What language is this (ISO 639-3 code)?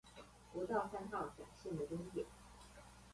zho